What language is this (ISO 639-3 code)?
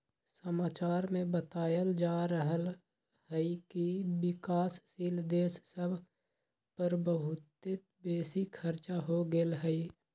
mag